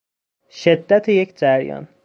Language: Persian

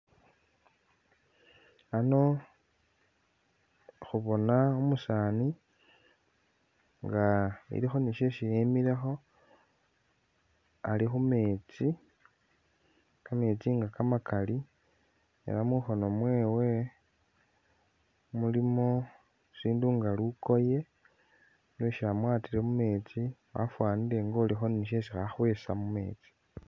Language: Masaaba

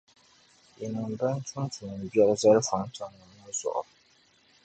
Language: Dagbani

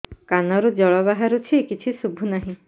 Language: Odia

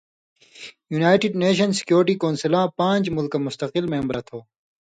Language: Indus Kohistani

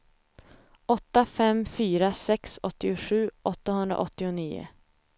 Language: Swedish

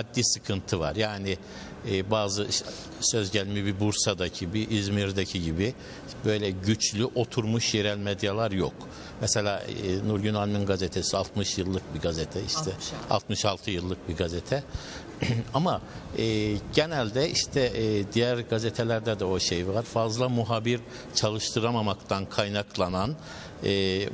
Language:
Turkish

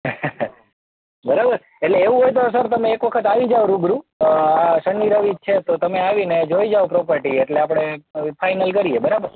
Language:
Gujarati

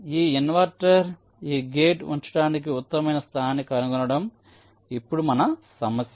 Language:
Telugu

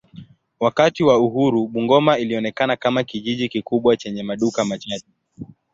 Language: Swahili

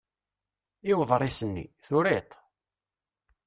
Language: Kabyle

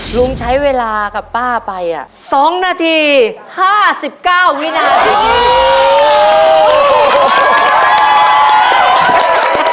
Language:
Thai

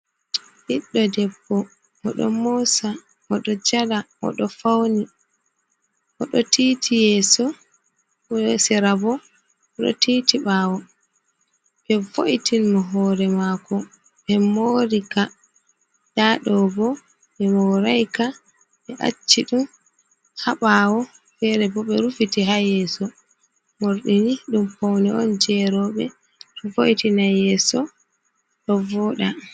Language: Fula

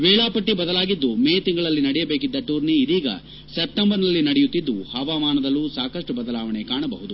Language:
Kannada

